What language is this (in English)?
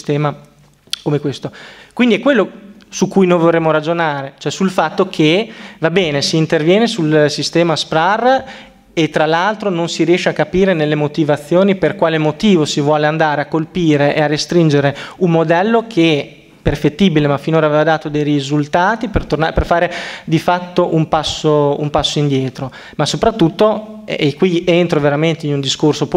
Italian